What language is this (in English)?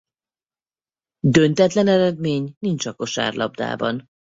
Hungarian